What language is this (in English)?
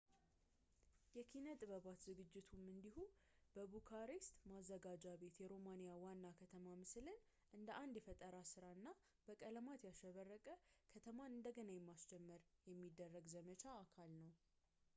Amharic